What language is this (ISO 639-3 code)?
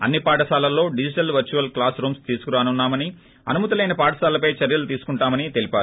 tel